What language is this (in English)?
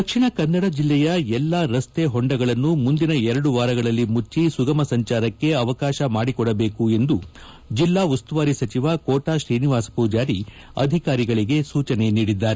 Kannada